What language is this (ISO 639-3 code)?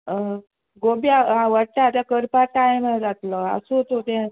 kok